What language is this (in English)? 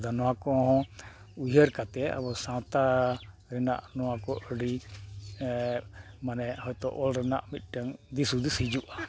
Santali